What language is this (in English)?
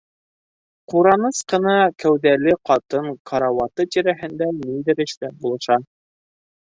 Bashkir